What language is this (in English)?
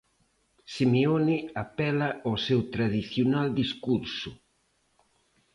Galician